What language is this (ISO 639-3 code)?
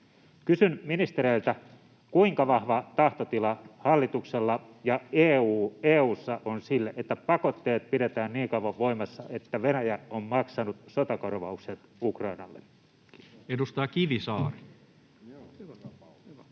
fin